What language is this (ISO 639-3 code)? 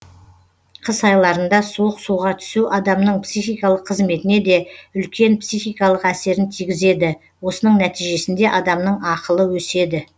kaz